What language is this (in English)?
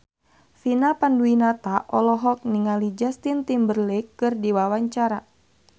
Sundanese